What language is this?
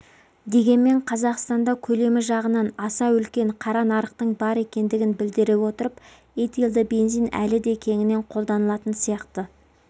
Kazakh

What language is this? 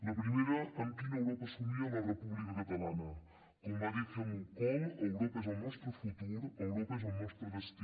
Catalan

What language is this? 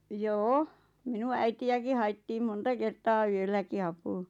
Finnish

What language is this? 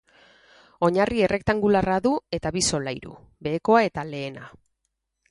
Basque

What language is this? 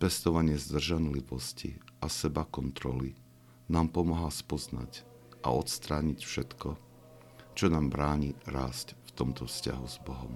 Slovak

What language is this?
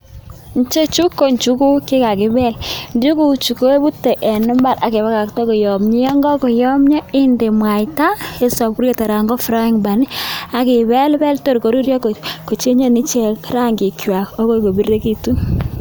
Kalenjin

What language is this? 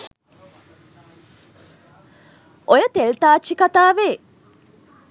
Sinhala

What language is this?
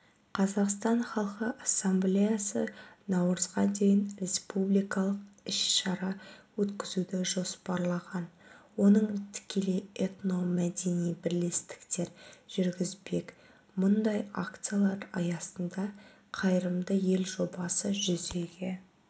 Kazakh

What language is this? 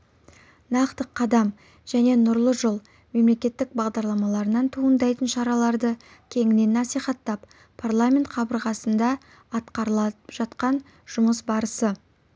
Kazakh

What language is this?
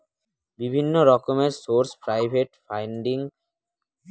Bangla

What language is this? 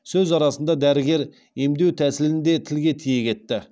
Kazakh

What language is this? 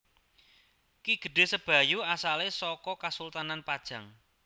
Javanese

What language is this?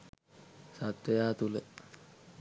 Sinhala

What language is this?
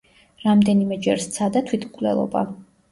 Georgian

